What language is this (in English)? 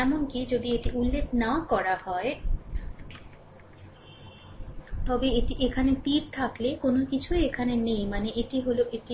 Bangla